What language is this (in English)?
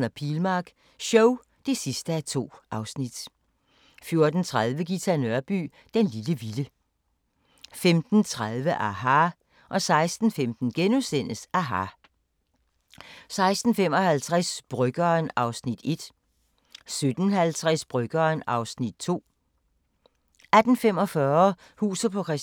Danish